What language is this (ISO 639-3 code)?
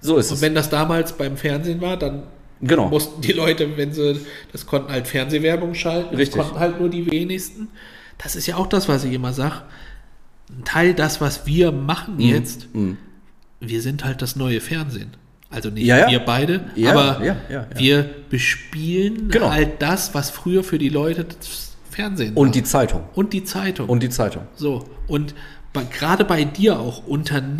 deu